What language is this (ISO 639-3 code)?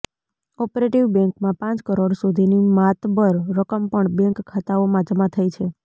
guj